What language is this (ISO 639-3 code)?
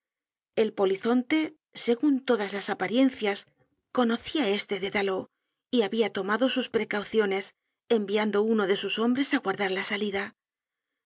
spa